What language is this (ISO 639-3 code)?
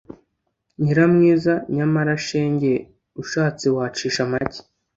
kin